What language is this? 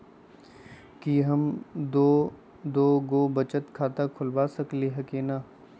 Magahi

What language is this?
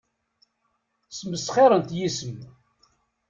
Kabyle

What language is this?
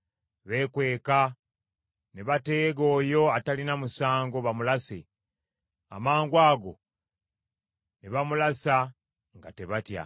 Ganda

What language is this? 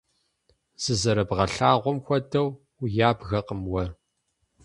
Kabardian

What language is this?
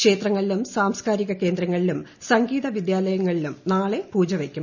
Malayalam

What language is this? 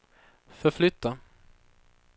Swedish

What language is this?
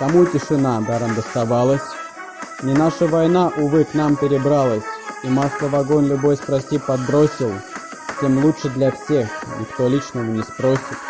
Russian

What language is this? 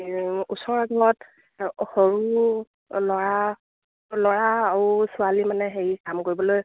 Assamese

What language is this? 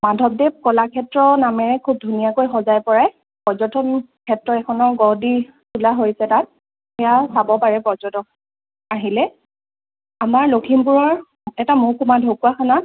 Assamese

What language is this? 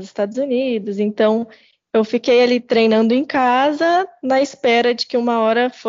Portuguese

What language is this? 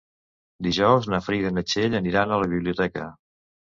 Catalan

